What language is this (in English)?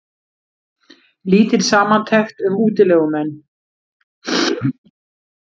Icelandic